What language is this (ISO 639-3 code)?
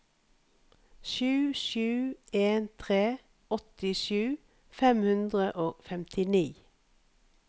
nor